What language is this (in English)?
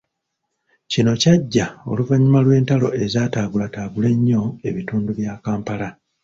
Ganda